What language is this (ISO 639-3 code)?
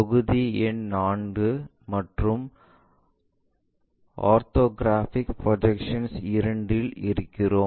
tam